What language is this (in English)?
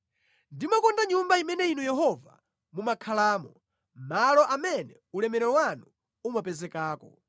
Nyanja